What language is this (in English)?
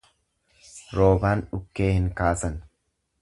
Oromo